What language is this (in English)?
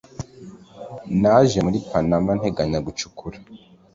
Kinyarwanda